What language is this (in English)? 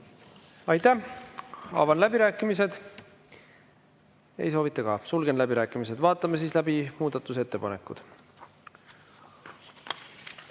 Estonian